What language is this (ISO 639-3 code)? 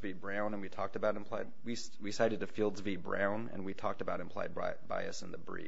eng